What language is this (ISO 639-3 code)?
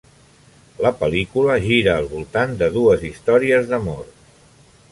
cat